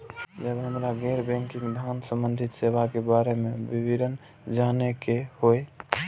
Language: Maithili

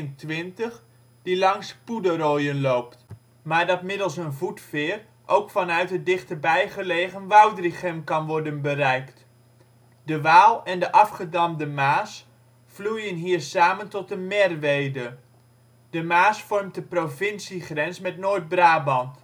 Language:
Dutch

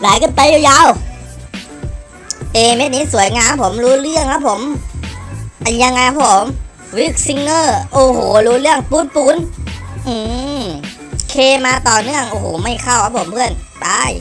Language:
Thai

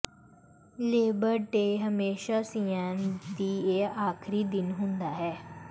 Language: Punjabi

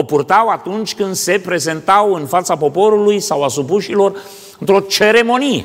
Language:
Romanian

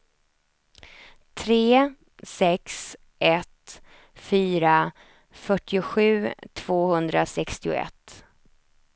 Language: Swedish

